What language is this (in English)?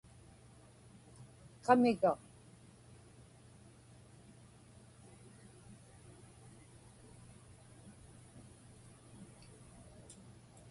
Inupiaq